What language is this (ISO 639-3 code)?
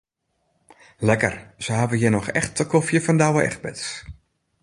fry